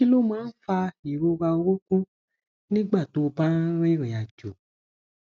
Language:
Yoruba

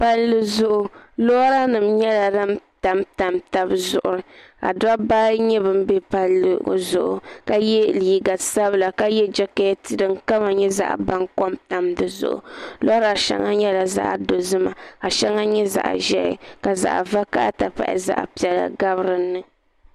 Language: Dagbani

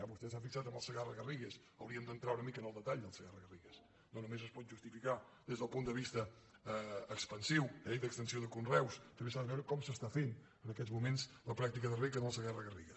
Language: Catalan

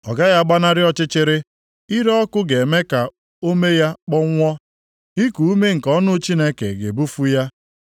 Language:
Igbo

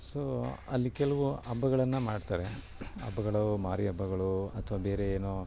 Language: Kannada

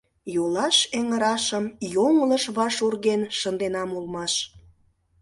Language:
Mari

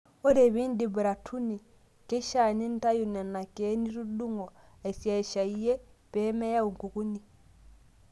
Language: Masai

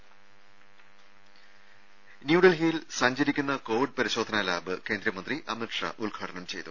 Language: Malayalam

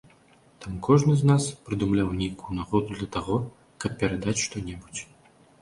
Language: Belarusian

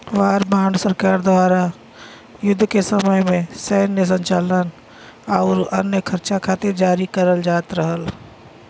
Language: Bhojpuri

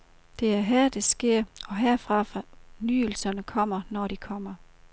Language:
Danish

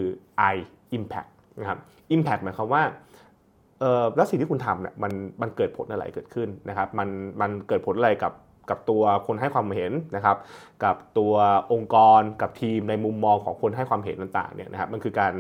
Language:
Thai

